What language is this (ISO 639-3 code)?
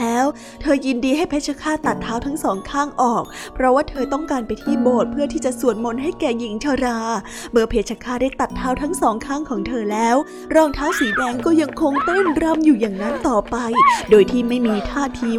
tha